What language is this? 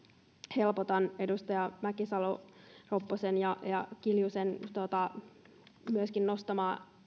Finnish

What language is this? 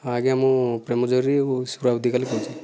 Odia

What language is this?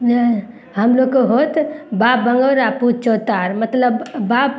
Maithili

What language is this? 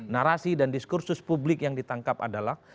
Indonesian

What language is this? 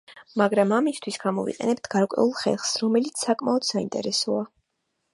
Georgian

